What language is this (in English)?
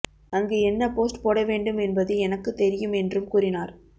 Tamil